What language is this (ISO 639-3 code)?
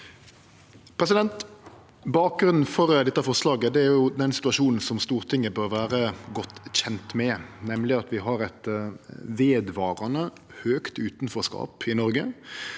nor